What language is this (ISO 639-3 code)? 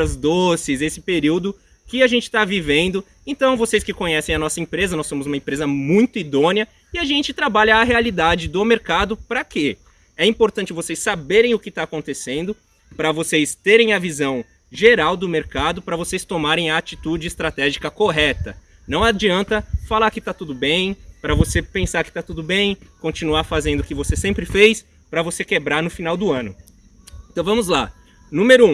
por